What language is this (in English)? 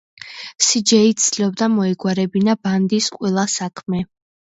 Georgian